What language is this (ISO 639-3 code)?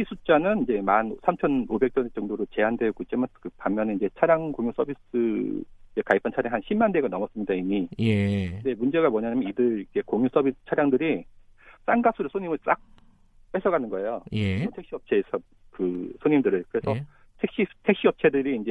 kor